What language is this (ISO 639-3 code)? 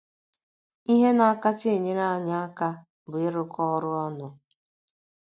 ibo